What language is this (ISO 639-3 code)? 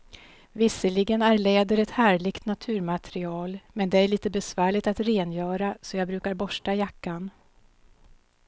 swe